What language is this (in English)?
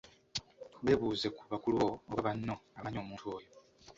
Ganda